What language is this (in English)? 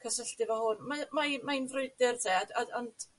Welsh